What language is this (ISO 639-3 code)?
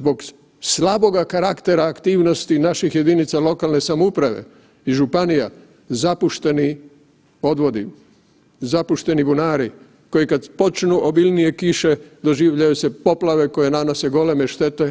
hrv